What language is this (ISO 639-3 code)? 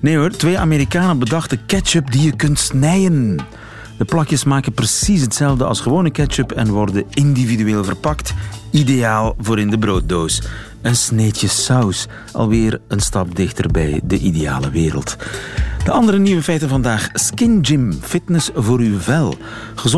nld